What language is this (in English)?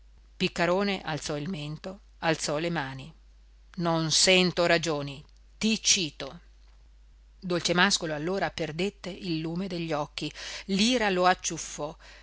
Italian